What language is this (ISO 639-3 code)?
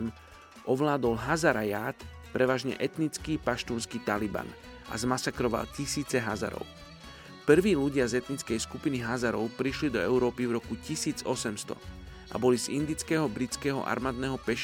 slk